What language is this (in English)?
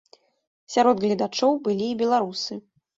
Belarusian